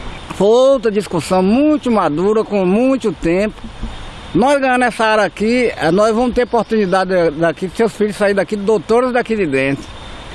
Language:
Portuguese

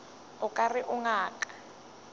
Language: Northern Sotho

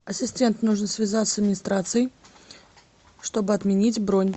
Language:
Russian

